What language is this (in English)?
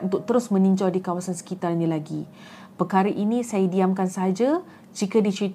Malay